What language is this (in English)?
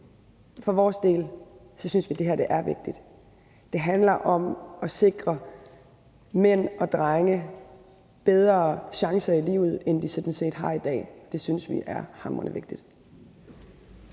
Danish